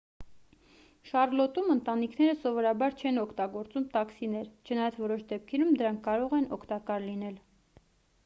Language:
Armenian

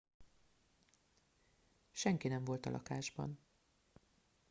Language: Hungarian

